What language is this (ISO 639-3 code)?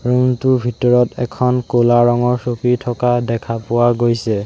asm